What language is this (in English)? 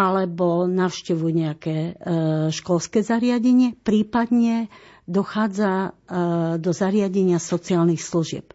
Slovak